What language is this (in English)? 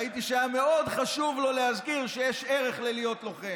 Hebrew